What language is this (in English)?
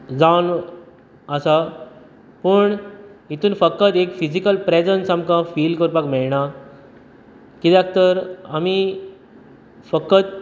Konkani